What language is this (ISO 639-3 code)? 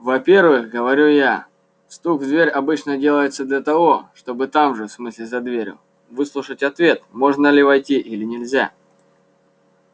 rus